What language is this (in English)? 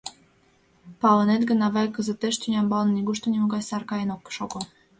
Mari